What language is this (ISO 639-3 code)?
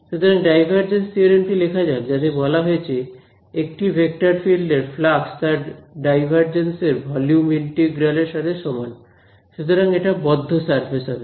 ben